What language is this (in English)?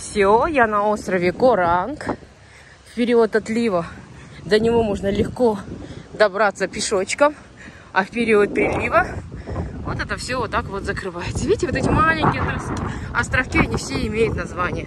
Russian